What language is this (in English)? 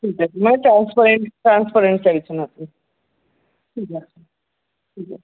Bangla